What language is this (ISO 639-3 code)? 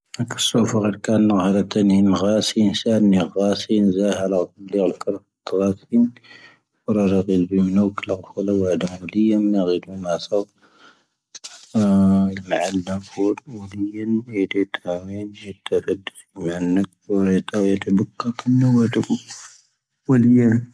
thv